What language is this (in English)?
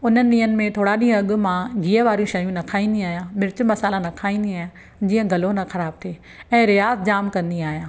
Sindhi